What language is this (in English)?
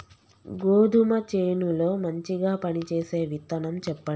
Telugu